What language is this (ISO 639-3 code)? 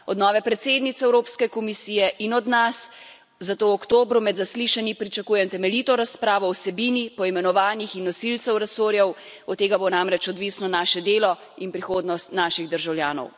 slv